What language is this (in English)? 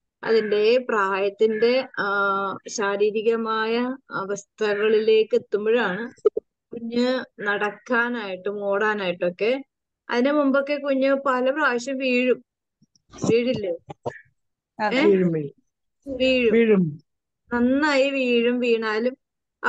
Malayalam